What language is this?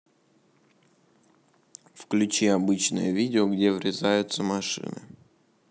Russian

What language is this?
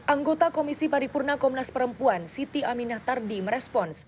Indonesian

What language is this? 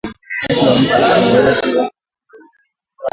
Swahili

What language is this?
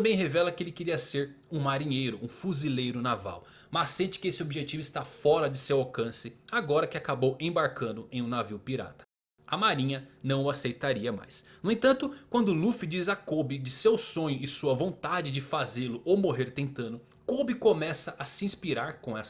Portuguese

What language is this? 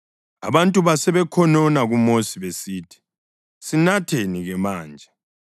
North Ndebele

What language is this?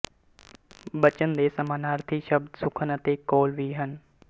Punjabi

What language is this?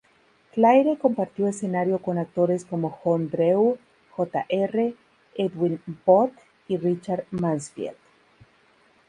Spanish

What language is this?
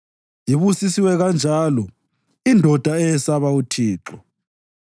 North Ndebele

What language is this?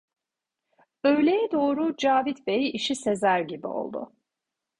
Turkish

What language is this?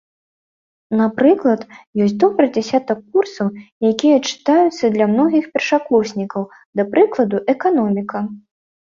Belarusian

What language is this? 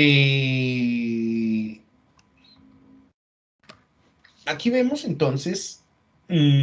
Spanish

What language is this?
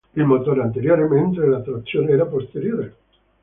Italian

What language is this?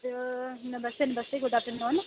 Dogri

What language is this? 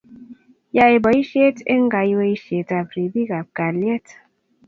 Kalenjin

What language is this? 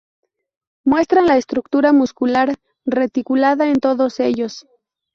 Spanish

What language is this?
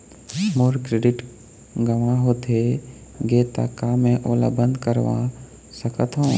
Chhattisgarhi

